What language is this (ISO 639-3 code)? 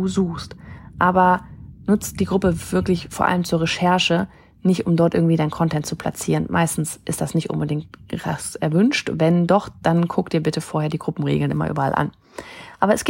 deu